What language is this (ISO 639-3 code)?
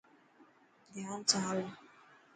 mki